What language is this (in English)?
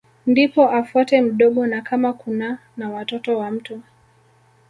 Swahili